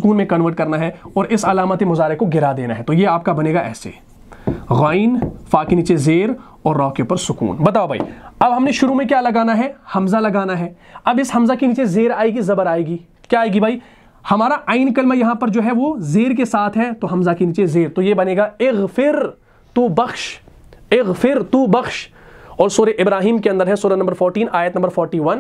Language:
Hindi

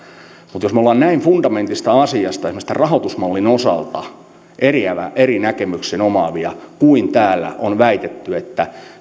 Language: Finnish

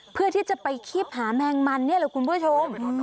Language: Thai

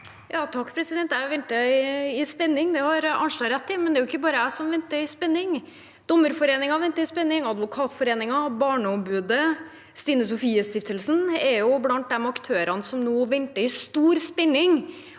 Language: Norwegian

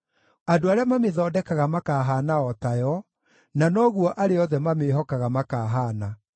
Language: Kikuyu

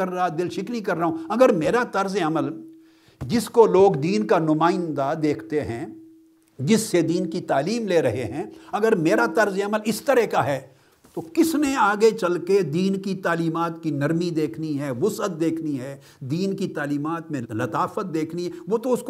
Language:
Urdu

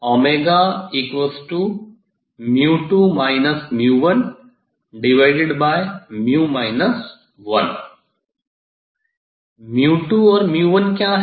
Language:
Hindi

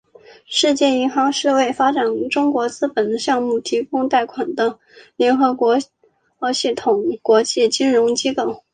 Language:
Chinese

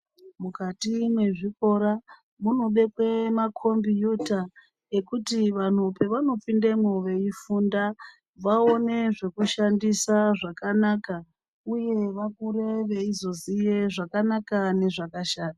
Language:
Ndau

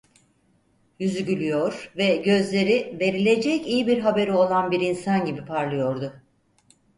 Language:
Turkish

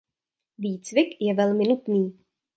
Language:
Czech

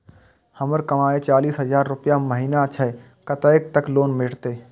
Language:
Maithili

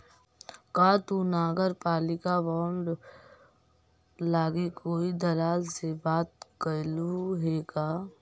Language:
Magahi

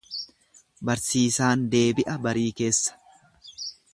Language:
Oromo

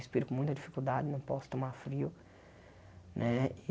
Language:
Portuguese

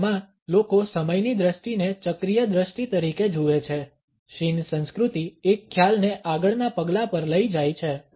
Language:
Gujarati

